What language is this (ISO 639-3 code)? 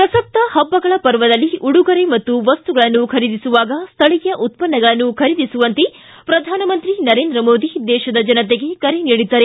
kan